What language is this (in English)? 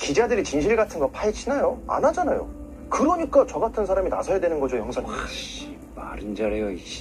Korean